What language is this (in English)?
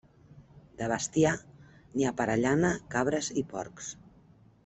Catalan